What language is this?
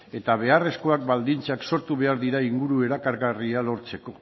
Basque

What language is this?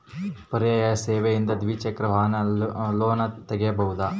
Kannada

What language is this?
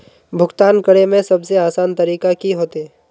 Magahi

